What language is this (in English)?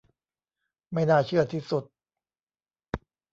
Thai